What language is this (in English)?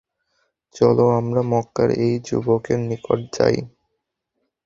Bangla